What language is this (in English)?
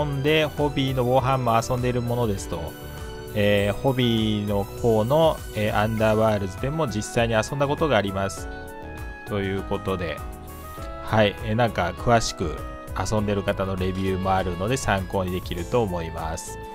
Japanese